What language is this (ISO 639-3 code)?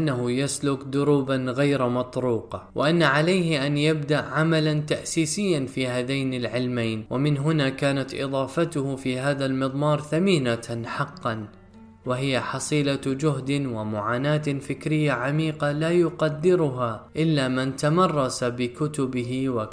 ara